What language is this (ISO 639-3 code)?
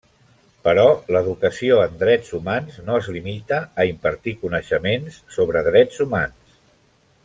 cat